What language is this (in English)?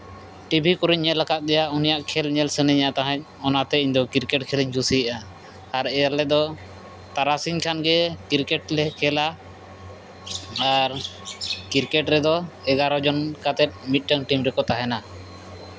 Santali